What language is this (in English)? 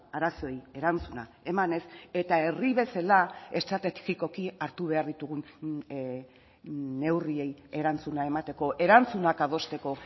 Basque